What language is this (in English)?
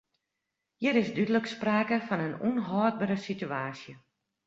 Western Frisian